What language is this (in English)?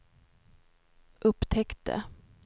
Swedish